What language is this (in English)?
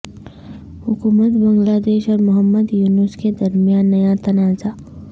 Urdu